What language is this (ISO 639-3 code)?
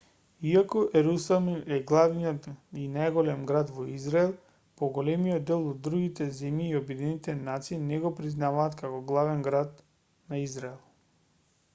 mkd